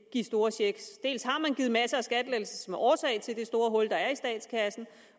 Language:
Danish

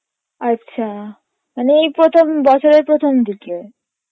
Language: Bangla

